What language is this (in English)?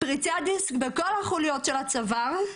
Hebrew